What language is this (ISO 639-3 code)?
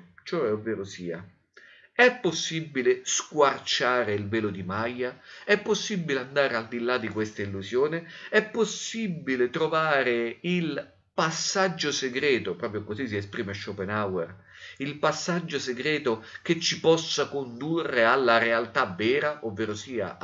ita